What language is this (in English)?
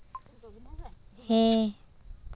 Santali